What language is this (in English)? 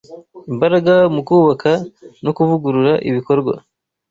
Kinyarwanda